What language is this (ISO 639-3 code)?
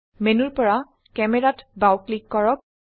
asm